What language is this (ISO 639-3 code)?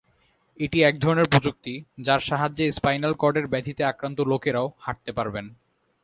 ben